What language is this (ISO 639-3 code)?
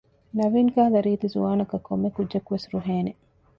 div